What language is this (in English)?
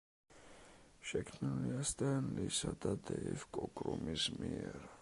Georgian